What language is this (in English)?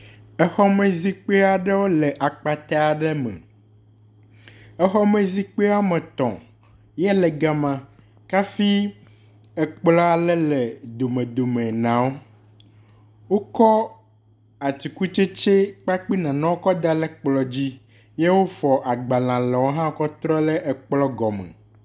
Ewe